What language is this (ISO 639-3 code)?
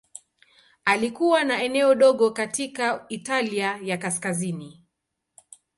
swa